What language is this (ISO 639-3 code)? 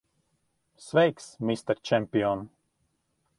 lav